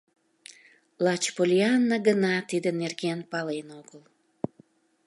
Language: Mari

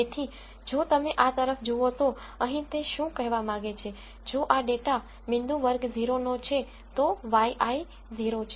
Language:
Gujarati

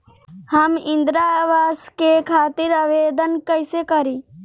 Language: Bhojpuri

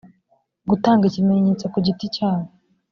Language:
Kinyarwanda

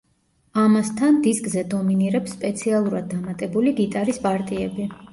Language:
Georgian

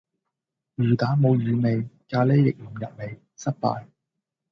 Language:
Cantonese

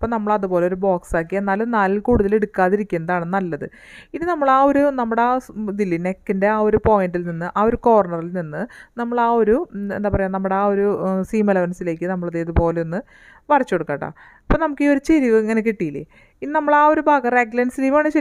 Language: Malayalam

